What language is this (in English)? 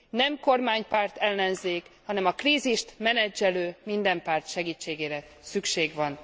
Hungarian